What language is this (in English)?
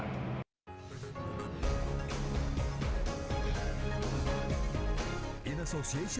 Indonesian